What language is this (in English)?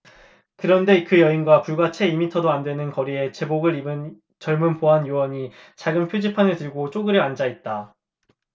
Korean